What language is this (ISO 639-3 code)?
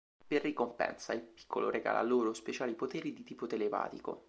ita